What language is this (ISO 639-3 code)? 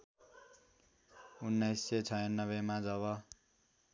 nep